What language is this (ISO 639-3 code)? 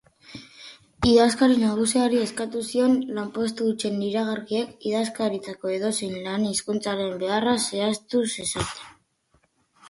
eus